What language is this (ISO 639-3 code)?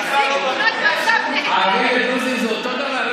heb